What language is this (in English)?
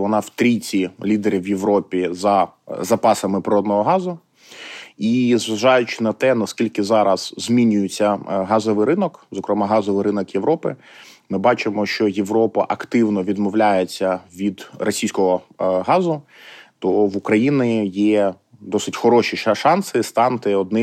Ukrainian